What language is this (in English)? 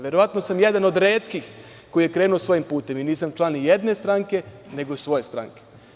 Serbian